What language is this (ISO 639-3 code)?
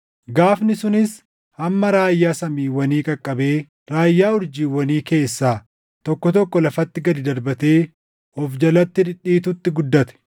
orm